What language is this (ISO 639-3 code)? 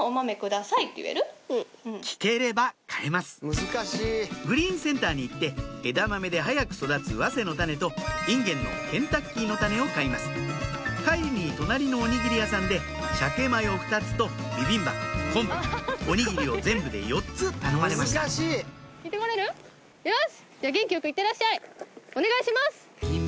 jpn